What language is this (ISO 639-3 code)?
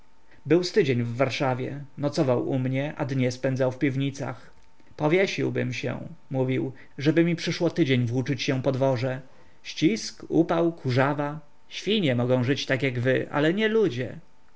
pol